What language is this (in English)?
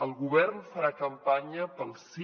Catalan